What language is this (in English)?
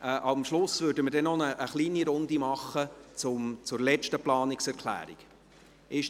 Swiss German